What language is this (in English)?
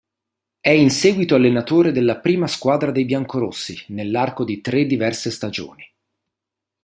Italian